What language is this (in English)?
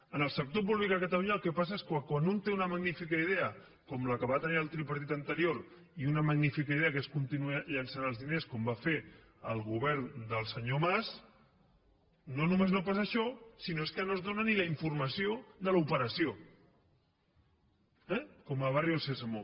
Catalan